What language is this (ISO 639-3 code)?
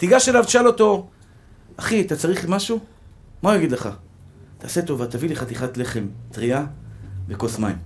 heb